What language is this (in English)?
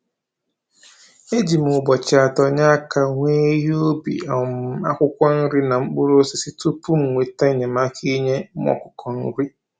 Igbo